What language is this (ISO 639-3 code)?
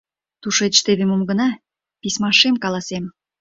chm